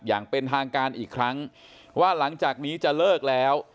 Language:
Thai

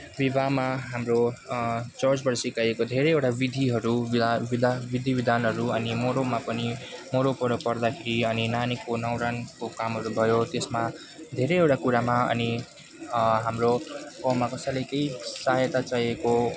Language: Nepali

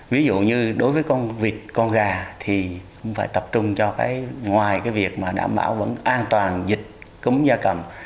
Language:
Vietnamese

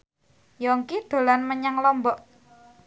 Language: Javanese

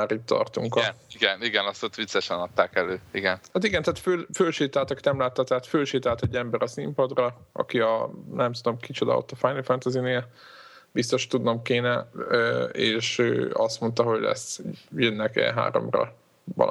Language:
Hungarian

